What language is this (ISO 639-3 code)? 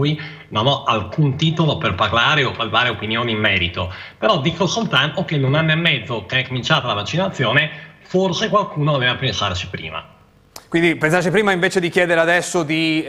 ita